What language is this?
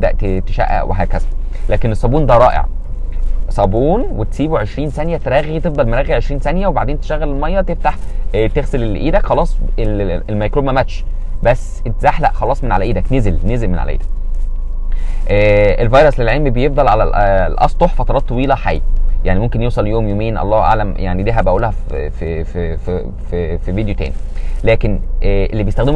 Arabic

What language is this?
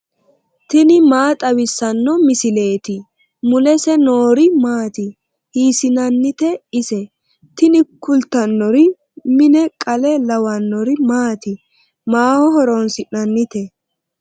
Sidamo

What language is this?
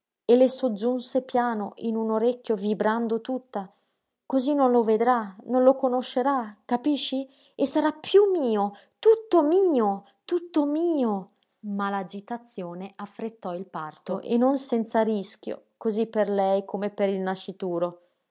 Italian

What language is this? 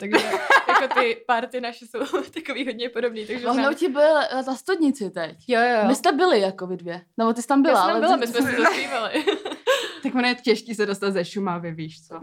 Czech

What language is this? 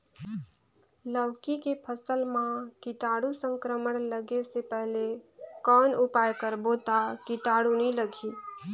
Chhattisgarhi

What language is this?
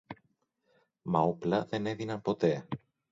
Greek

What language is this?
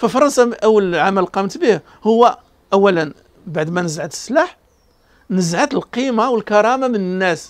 Arabic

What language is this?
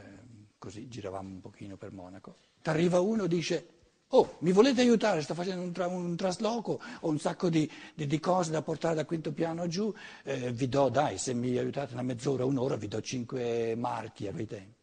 Italian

